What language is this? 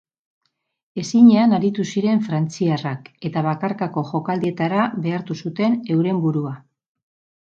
Basque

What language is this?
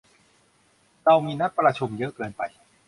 Thai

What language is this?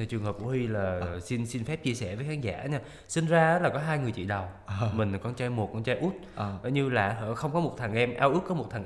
Vietnamese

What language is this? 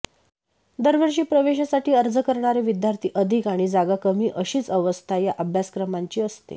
Marathi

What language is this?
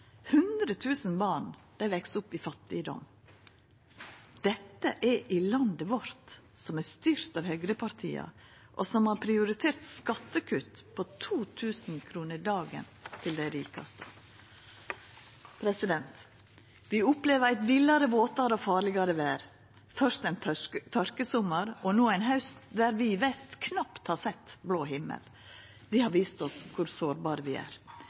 Norwegian Nynorsk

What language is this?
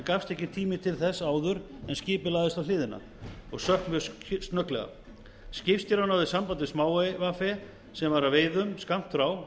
Icelandic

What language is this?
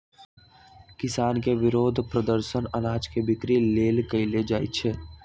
Magahi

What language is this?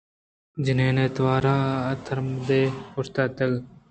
Eastern Balochi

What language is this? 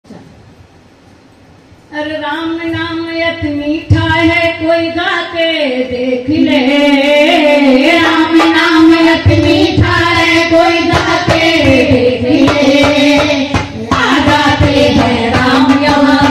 Thai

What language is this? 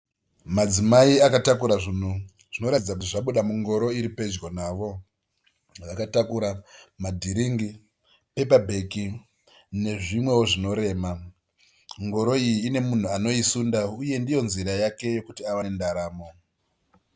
Shona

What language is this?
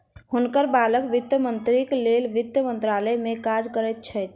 Maithili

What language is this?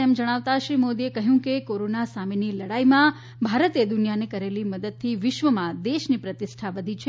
Gujarati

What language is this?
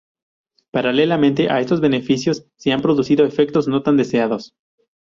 Spanish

